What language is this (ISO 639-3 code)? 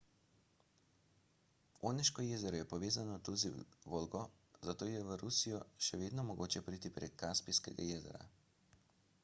slv